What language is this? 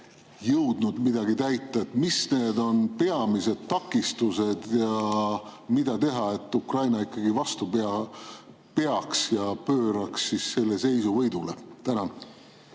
Estonian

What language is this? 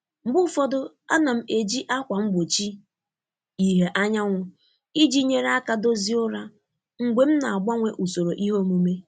Igbo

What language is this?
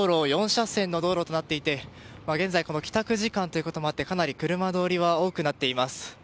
Japanese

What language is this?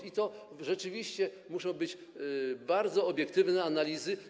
Polish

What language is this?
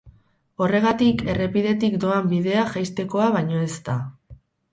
Basque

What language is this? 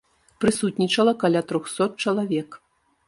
Belarusian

